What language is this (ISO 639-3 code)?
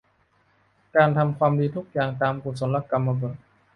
tha